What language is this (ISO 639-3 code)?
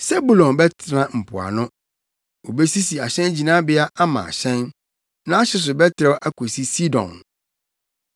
aka